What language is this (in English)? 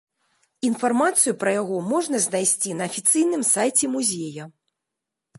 Belarusian